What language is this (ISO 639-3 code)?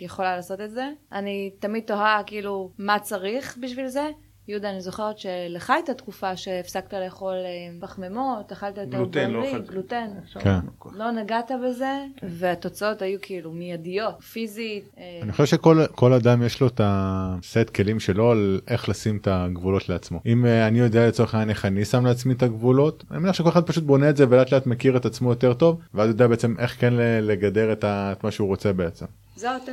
heb